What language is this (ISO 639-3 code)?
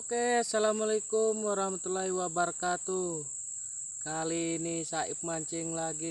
ind